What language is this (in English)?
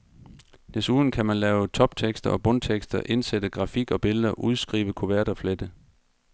Danish